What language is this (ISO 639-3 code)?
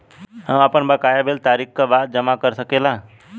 bho